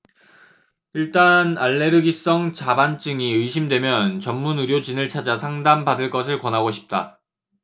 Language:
Korean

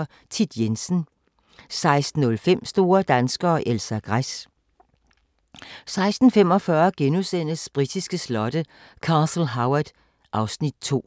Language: Danish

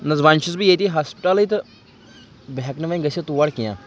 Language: Kashmiri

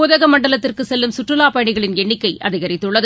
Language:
Tamil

